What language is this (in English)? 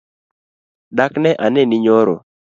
Luo (Kenya and Tanzania)